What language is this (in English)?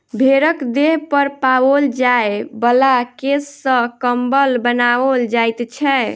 Maithili